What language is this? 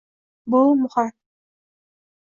Uzbek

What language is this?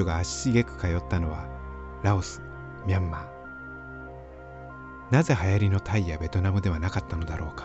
Japanese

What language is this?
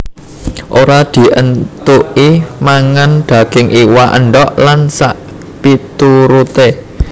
Javanese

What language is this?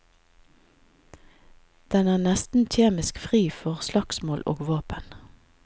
Norwegian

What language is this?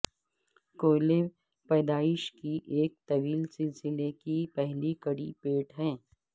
Urdu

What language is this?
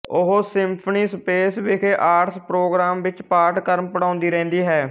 Punjabi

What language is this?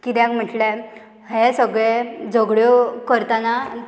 Konkani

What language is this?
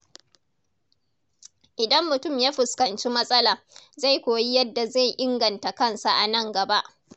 Hausa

